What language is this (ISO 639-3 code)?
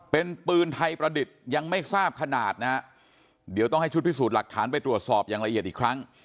tha